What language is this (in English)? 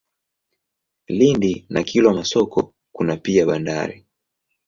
Swahili